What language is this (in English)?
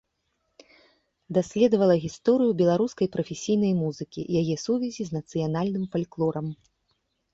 Belarusian